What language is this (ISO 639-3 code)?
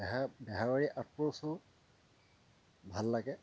asm